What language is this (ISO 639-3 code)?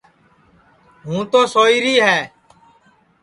ssi